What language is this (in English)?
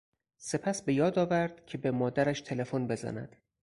Persian